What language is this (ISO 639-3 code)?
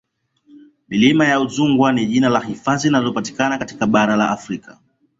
swa